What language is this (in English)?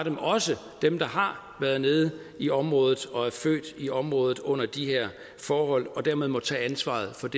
Danish